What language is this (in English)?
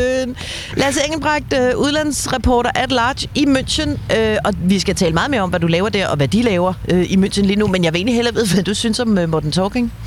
Danish